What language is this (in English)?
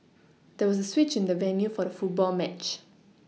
English